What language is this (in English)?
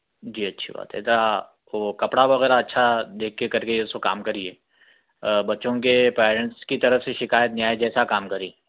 Urdu